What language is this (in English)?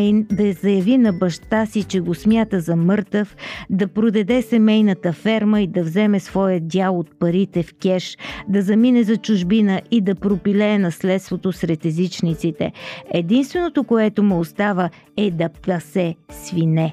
Bulgarian